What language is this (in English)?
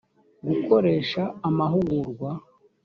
Kinyarwanda